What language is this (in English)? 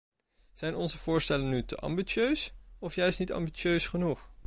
Dutch